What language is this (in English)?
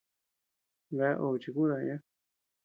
Tepeuxila Cuicatec